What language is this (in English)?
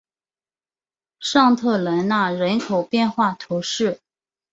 Chinese